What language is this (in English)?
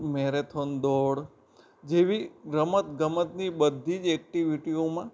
Gujarati